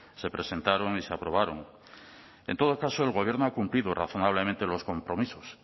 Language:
Spanish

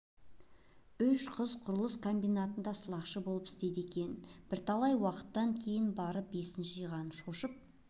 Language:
Kazakh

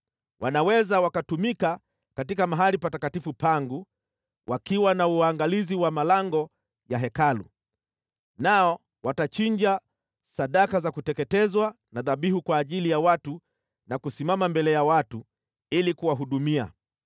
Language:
Swahili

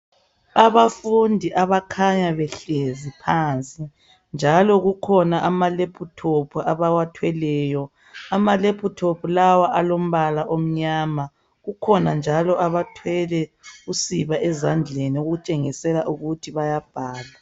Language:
North Ndebele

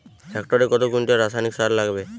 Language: Bangla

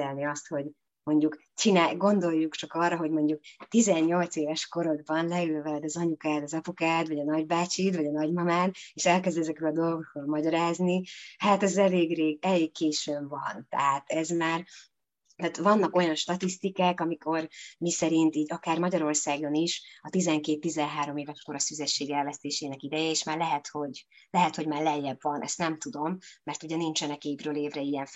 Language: Hungarian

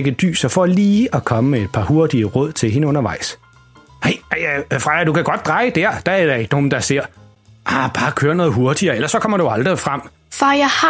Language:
Danish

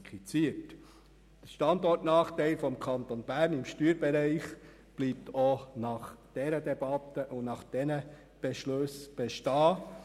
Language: Swiss German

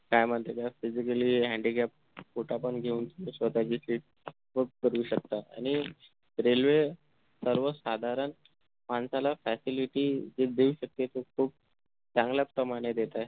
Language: Marathi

